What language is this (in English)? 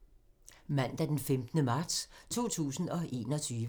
Danish